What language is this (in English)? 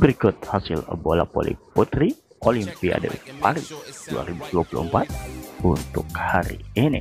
Indonesian